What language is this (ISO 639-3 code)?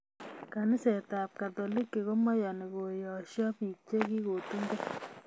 kln